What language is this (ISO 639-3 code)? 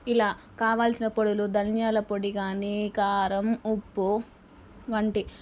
tel